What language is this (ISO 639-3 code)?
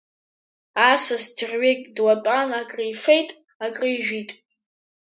abk